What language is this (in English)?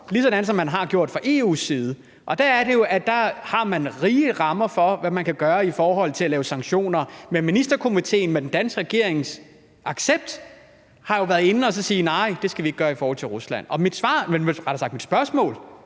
Danish